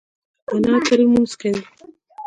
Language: Pashto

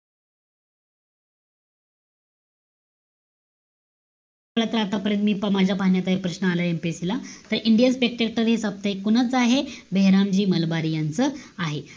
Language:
Marathi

